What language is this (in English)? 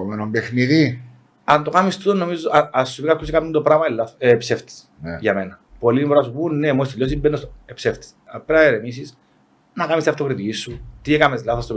Greek